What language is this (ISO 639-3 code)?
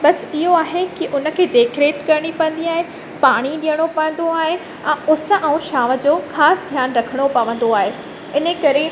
snd